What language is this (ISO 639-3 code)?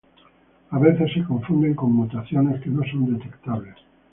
spa